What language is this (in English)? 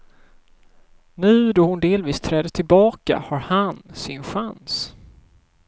Swedish